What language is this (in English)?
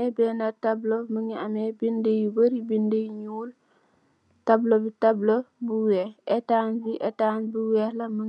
Wolof